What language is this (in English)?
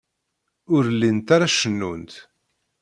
Kabyle